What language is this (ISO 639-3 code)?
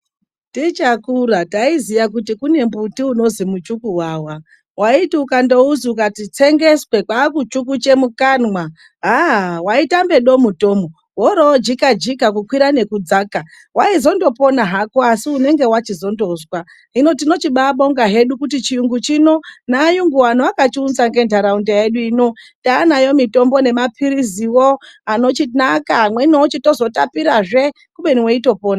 ndc